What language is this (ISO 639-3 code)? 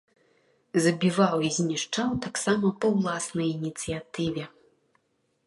bel